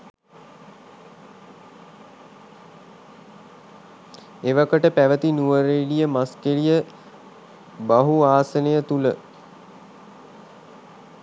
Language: Sinhala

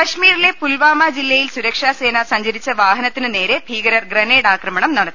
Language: Malayalam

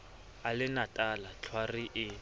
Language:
Southern Sotho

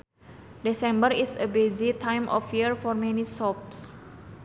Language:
Sundanese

